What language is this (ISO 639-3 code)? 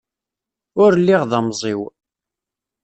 kab